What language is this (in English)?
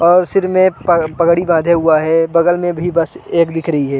Hindi